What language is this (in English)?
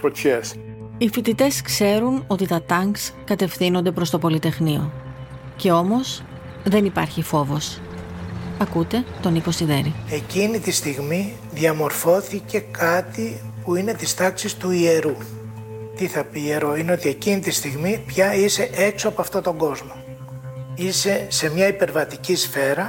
Greek